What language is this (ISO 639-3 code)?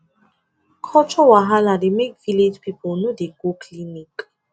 pcm